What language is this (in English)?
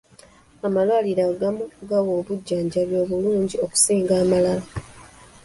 Ganda